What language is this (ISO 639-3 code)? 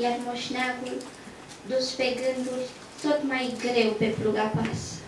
ron